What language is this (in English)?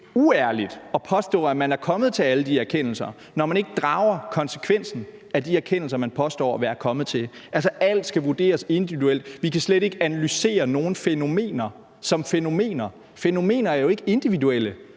Danish